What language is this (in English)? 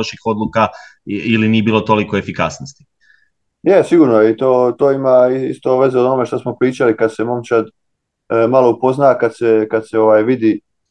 Croatian